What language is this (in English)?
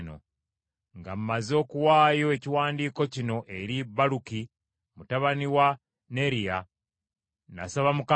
Ganda